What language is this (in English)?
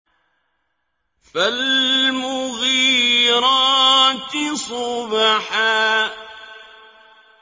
Arabic